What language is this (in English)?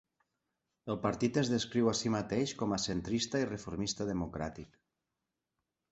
Catalan